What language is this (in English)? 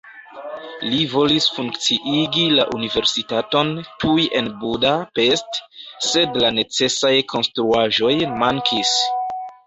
Esperanto